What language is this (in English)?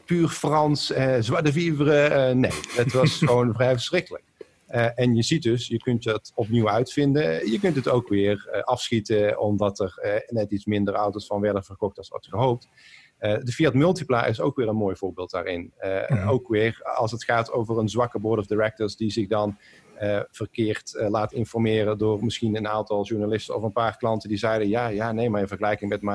Dutch